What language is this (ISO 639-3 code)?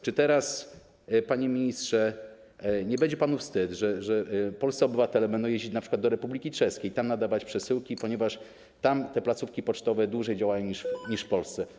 pol